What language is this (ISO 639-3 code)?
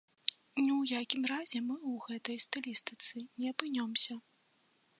bel